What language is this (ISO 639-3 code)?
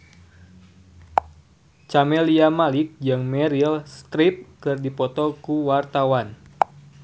sun